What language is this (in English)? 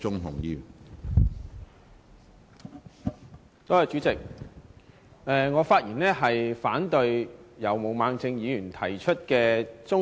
Cantonese